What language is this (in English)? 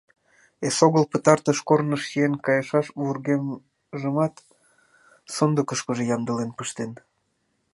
Mari